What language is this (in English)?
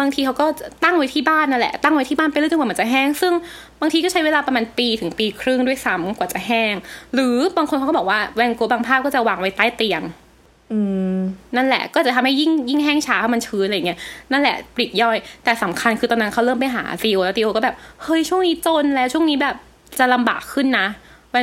Thai